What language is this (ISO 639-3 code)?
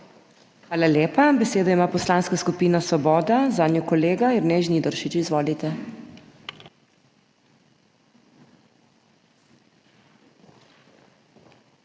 slv